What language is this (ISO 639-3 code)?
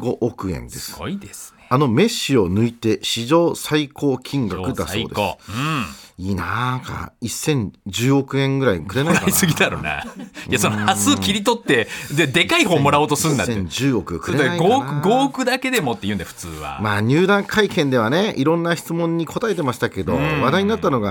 jpn